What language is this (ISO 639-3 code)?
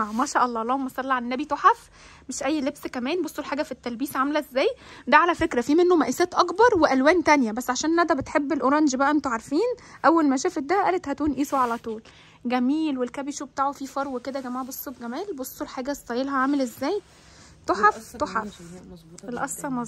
ara